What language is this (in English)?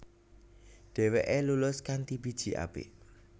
Javanese